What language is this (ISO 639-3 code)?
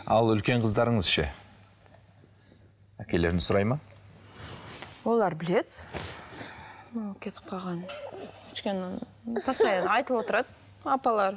kaz